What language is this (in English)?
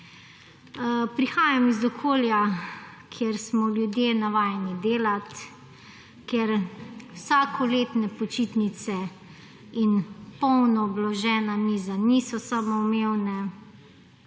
Slovenian